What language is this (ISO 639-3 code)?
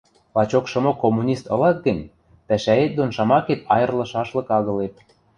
mrj